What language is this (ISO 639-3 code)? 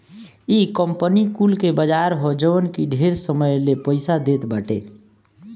bho